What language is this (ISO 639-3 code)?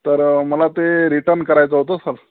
mar